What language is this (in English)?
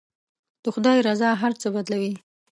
Pashto